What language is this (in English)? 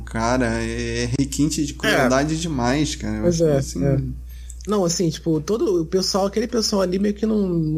Portuguese